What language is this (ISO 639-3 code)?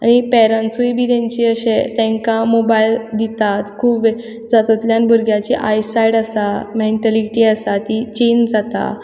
kok